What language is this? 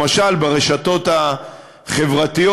Hebrew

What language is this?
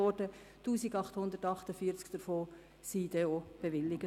Swiss German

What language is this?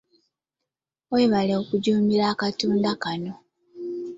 Ganda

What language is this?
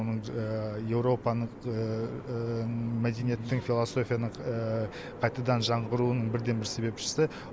Kazakh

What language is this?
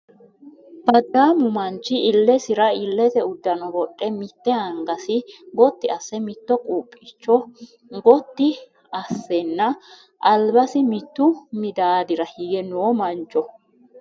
Sidamo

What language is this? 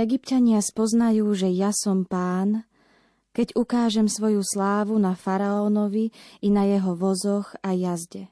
Slovak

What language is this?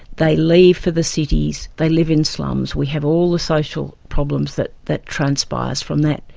English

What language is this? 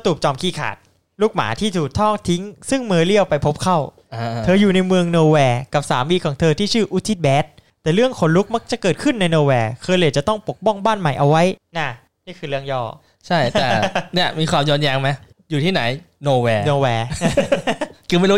Thai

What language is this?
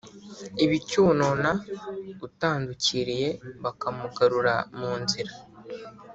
Kinyarwanda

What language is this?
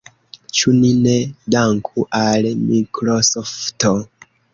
Esperanto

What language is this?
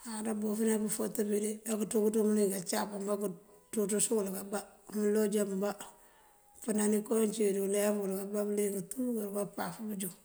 Mandjak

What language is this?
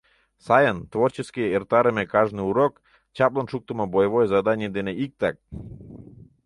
Mari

